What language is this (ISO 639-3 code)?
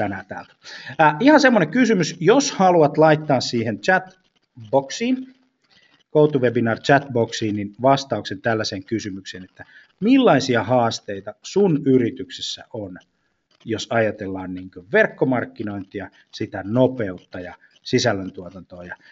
fin